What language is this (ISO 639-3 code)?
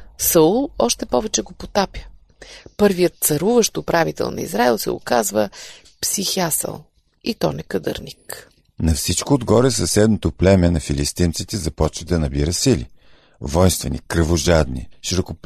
bul